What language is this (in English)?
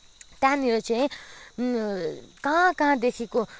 Nepali